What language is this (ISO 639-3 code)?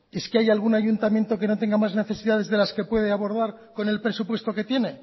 spa